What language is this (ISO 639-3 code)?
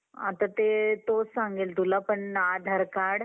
mar